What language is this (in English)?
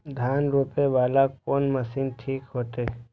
Maithili